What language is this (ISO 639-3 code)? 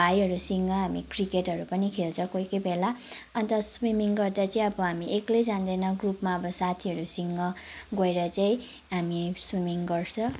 nep